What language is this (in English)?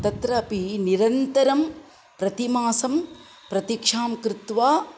Sanskrit